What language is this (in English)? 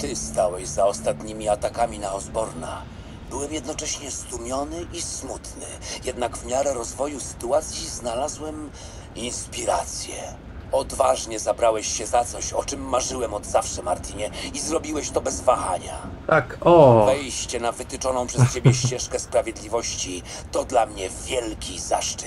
Polish